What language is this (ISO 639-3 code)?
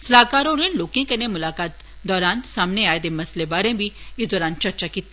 doi